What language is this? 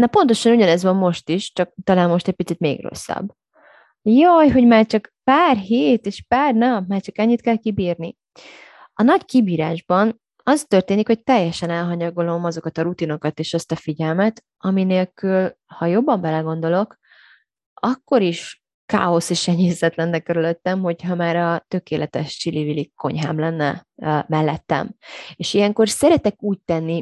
Hungarian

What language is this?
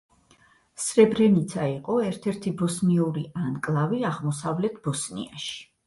Georgian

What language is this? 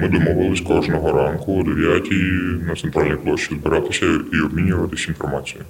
Ukrainian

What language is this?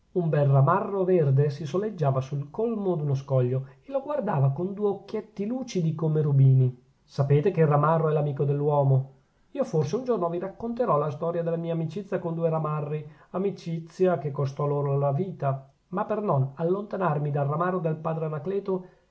Italian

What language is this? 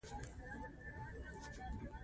Pashto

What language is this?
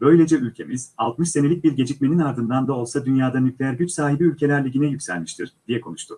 Turkish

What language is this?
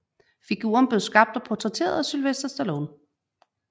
Danish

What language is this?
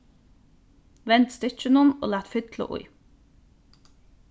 Faroese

